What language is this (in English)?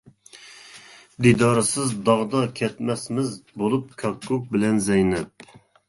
Uyghur